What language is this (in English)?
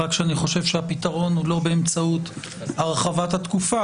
Hebrew